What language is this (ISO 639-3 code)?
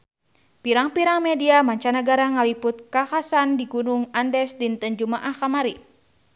sun